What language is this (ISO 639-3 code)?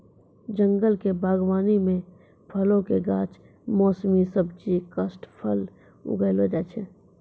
mai